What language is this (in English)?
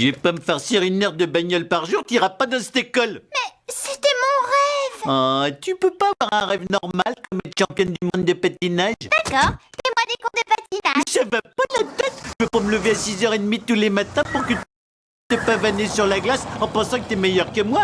French